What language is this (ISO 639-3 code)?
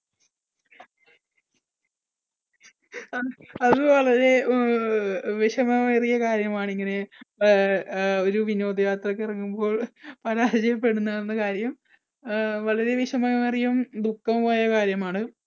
mal